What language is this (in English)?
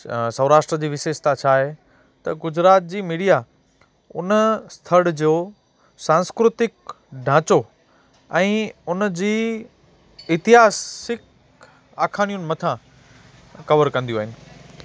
Sindhi